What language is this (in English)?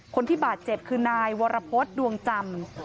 Thai